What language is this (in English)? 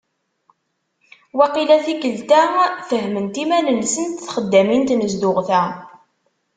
Kabyle